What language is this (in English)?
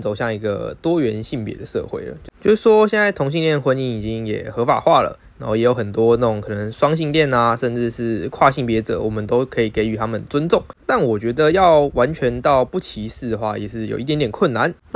Chinese